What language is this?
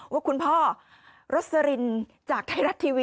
Thai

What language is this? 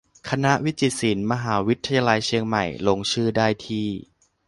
Thai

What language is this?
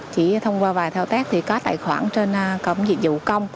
Vietnamese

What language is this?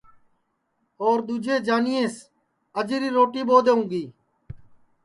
Sansi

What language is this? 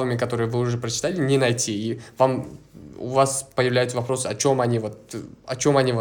Russian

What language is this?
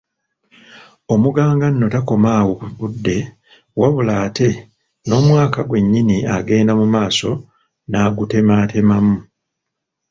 Ganda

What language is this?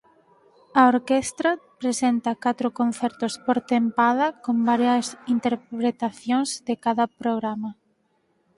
Galician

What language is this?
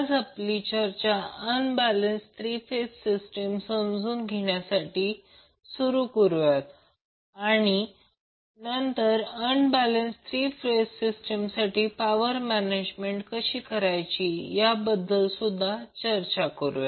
Marathi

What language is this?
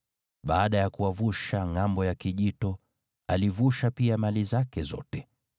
Swahili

